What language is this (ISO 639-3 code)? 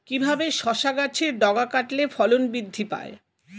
ben